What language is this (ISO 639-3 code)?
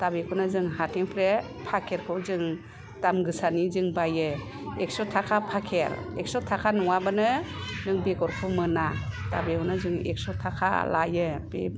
brx